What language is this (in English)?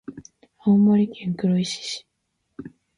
Japanese